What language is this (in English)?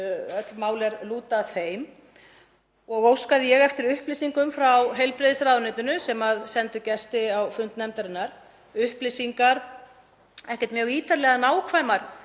Icelandic